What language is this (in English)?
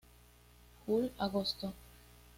Spanish